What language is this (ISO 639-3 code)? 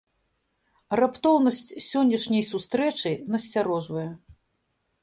bel